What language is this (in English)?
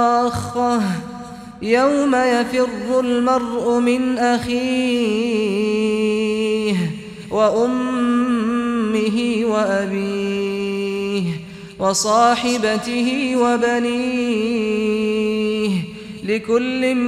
Arabic